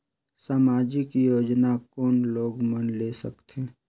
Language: Chhattisgarhi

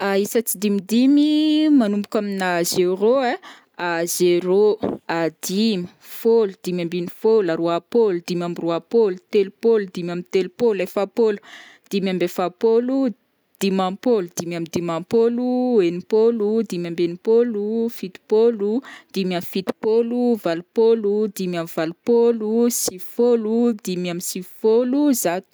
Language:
Northern Betsimisaraka Malagasy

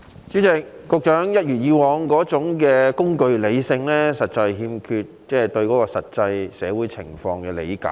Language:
Cantonese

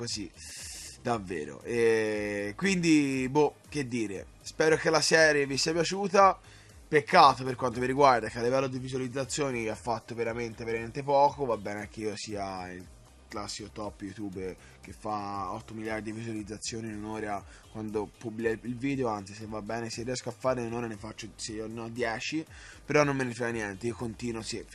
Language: Italian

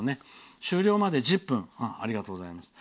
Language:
Japanese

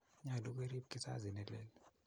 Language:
Kalenjin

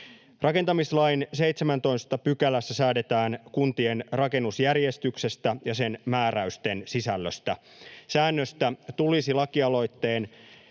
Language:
Finnish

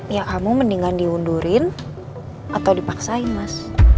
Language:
Indonesian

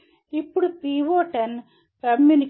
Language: Telugu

